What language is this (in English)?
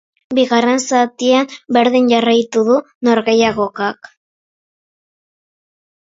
Basque